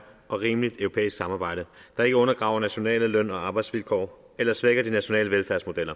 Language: Danish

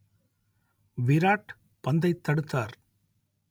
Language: Tamil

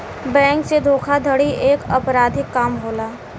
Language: Bhojpuri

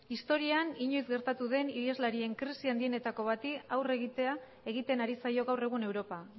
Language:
Basque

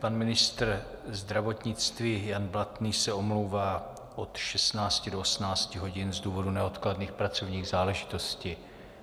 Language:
Czech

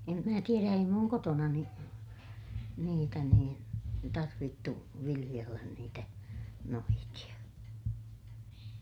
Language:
Finnish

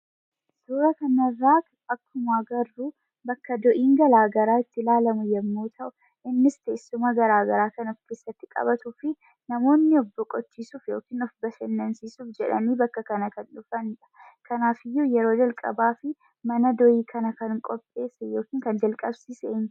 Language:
Oromo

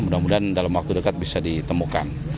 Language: Indonesian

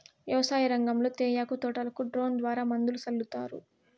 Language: Telugu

